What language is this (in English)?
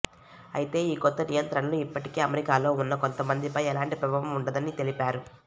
Telugu